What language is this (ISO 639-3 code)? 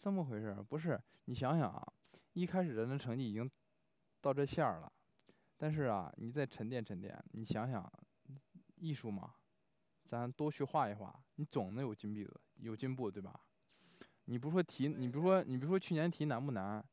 zho